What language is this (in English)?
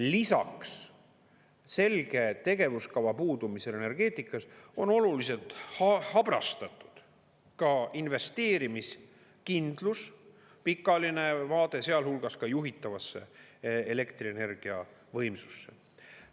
Estonian